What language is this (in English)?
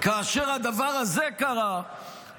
Hebrew